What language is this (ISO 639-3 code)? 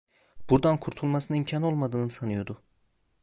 tur